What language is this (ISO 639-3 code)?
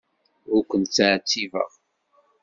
kab